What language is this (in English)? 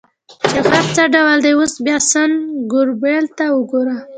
Pashto